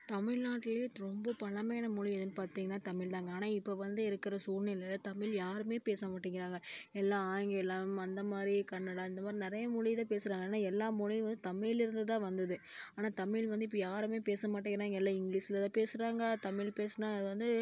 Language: Tamil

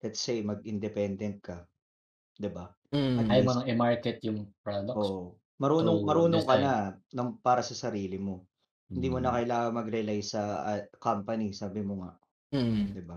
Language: Filipino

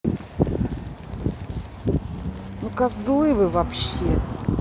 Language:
Russian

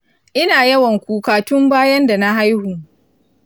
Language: Hausa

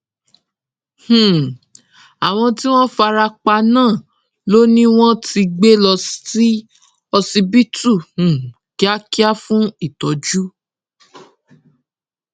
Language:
Yoruba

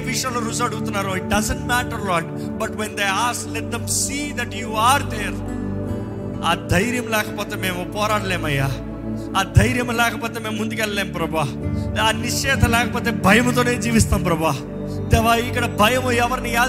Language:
Telugu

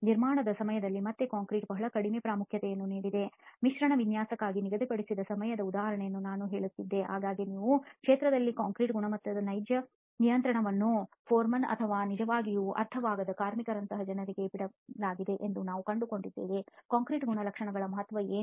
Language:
Kannada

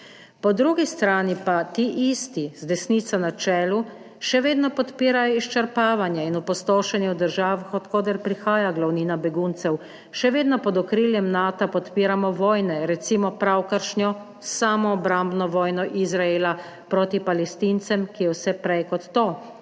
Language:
Slovenian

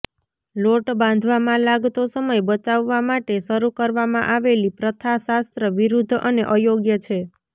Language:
Gujarati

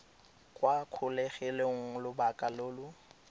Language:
Tswana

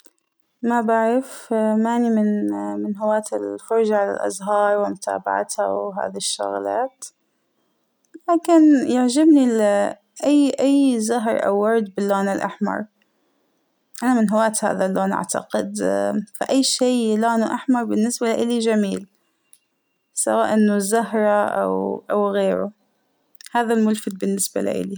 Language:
Hijazi Arabic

